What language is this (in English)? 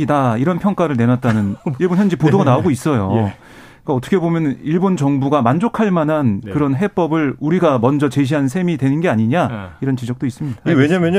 Korean